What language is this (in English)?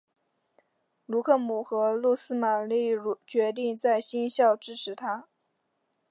Chinese